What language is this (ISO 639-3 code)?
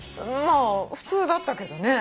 jpn